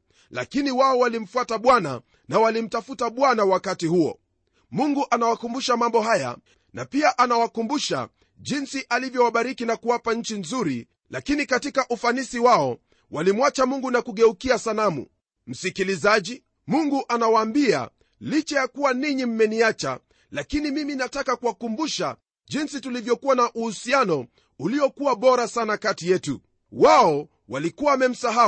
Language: Swahili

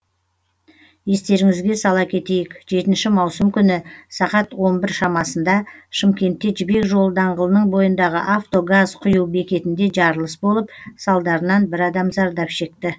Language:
Kazakh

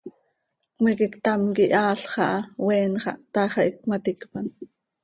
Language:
Seri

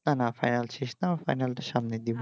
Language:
Bangla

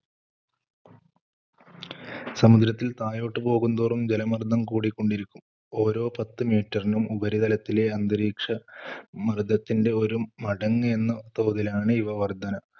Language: Malayalam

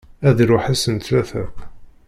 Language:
Kabyle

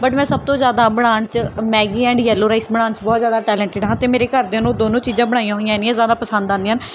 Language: Punjabi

